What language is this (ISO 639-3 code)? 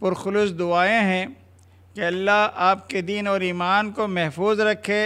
hin